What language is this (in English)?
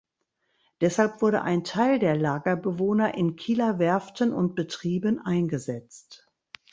German